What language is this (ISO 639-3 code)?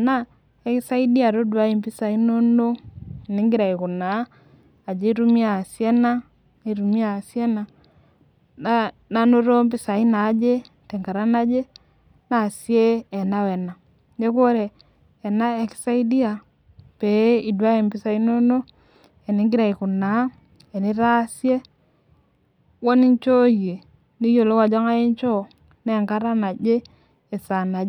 mas